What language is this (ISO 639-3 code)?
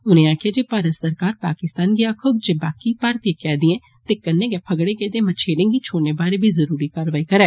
doi